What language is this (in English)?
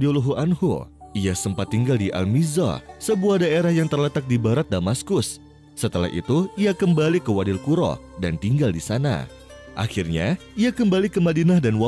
Indonesian